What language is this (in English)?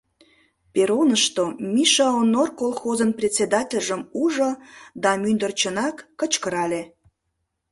Mari